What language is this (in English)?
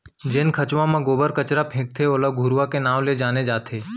Chhattisgarhi